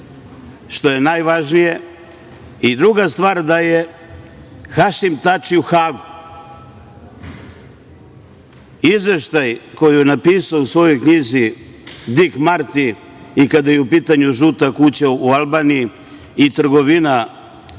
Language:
Serbian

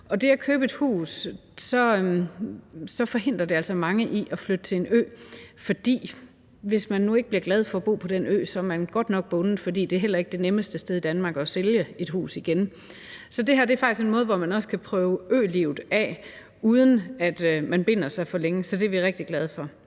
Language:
Danish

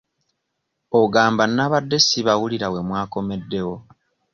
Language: Ganda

